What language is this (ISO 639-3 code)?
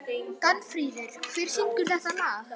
isl